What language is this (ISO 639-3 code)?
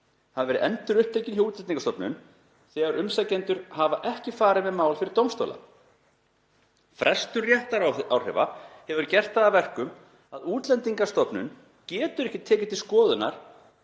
isl